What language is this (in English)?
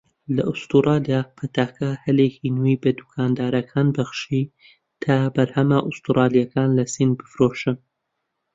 Central Kurdish